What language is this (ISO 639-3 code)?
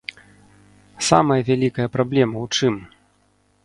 bel